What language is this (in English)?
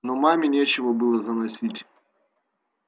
Russian